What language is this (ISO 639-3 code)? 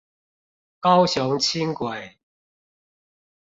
zho